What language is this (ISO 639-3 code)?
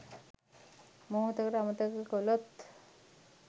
sin